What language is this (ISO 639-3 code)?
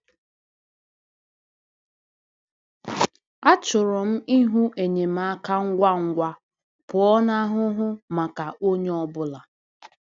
ibo